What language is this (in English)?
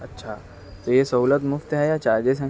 Urdu